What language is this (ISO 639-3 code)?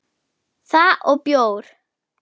isl